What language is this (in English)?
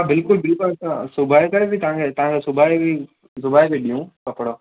Sindhi